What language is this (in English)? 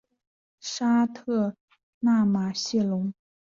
Chinese